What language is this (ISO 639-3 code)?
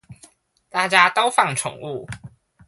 zho